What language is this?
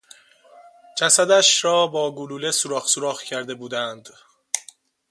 Persian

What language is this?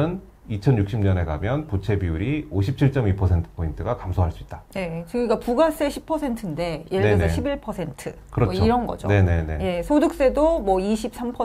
Korean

